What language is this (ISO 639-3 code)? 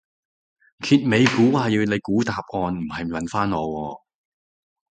yue